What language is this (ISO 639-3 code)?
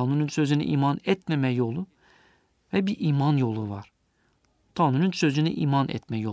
tur